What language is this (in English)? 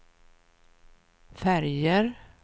Swedish